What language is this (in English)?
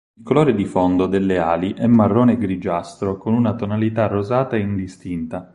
Italian